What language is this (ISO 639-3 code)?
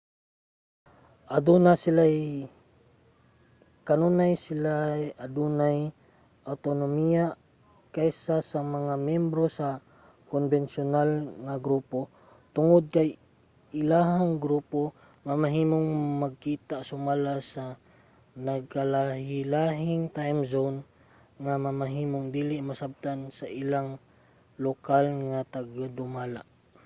ceb